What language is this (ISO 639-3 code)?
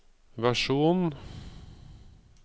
nor